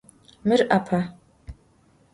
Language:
Adyghe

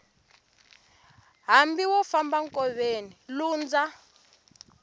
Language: Tsonga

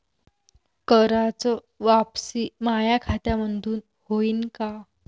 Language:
Marathi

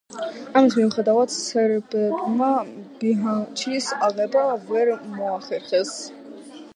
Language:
Georgian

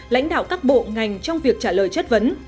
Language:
Vietnamese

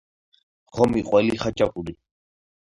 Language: Georgian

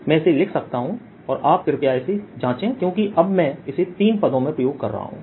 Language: Hindi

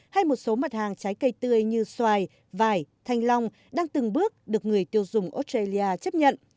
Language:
Vietnamese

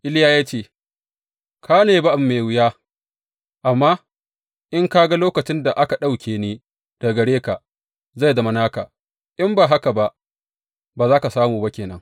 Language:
Hausa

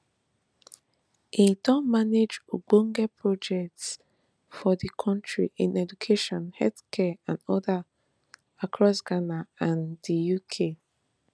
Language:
Nigerian Pidgin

